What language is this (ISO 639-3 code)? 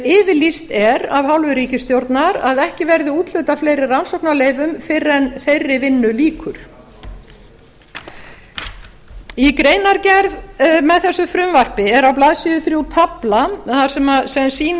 isl